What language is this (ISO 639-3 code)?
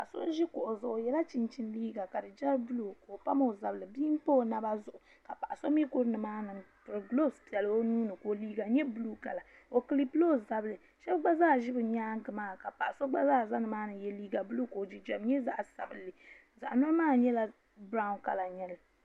dag